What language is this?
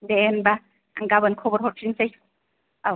Bodo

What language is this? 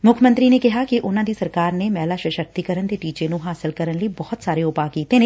Punjabi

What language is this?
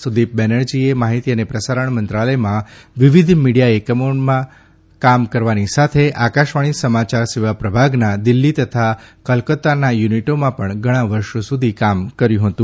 Gujarati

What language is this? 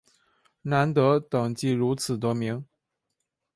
Chinese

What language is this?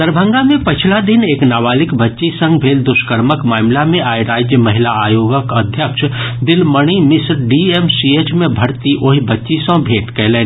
Maithili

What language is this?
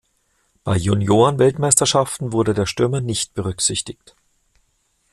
German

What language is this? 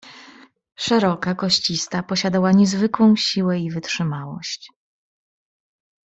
Polish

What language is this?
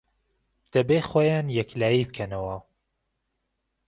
Central Kurdish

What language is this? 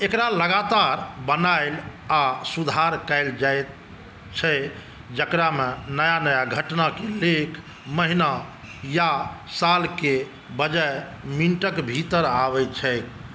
Maithili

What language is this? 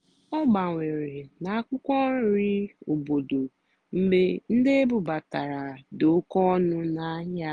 Igbo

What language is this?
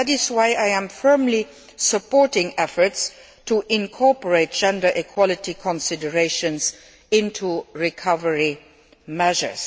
English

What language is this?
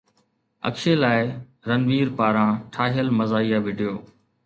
Sindhi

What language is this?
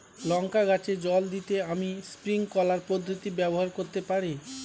Bangla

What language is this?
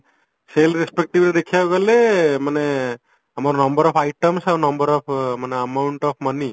Odia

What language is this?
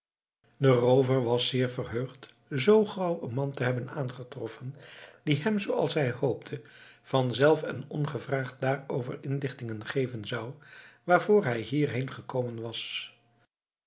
Dutch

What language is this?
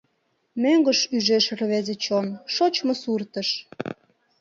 Mari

